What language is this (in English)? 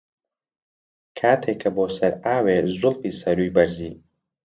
Central Kurdish